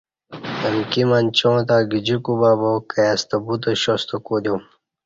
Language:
Kati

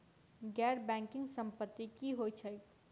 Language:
Maithili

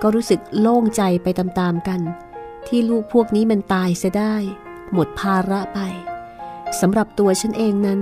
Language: Thai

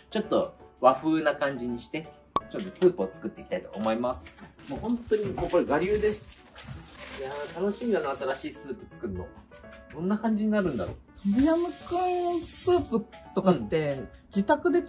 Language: Japanese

